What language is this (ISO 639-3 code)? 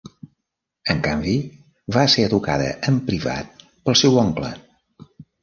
cat